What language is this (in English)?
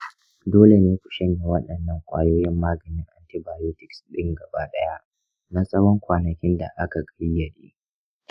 Hausa